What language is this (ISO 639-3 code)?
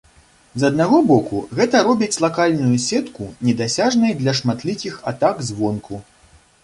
bel